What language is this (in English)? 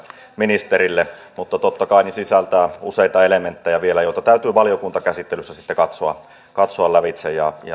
Finnish